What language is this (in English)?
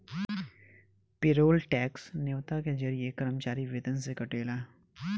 Bhojpuri